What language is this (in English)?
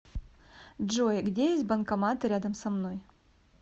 Russian